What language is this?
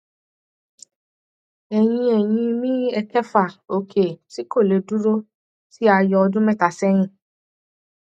Yoruba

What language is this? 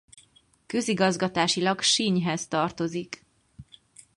Hungarian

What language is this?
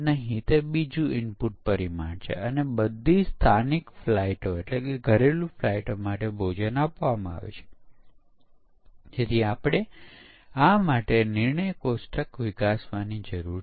Gujarati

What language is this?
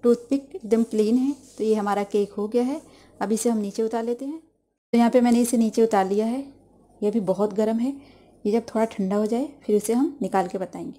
Hindi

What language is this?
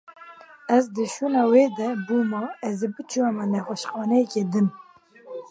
Kurdish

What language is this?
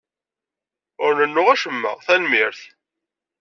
Kabyle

